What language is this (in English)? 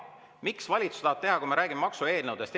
Estonian